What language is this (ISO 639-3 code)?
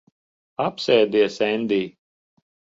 lav